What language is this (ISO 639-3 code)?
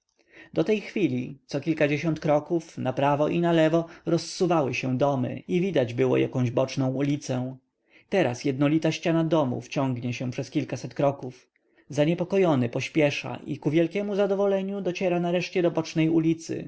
pol